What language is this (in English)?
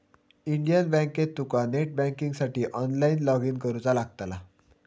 Marathi